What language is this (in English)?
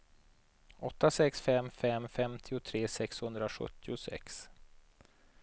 Swedish